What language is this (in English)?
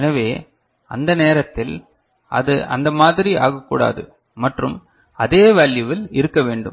Tamil